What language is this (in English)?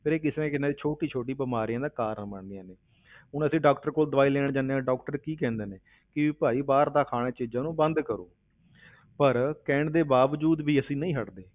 Punjabi